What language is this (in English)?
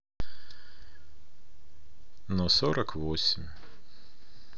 Russian